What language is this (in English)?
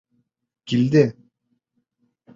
Bashkir